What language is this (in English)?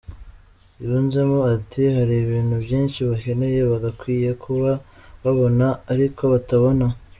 Kinyarwanda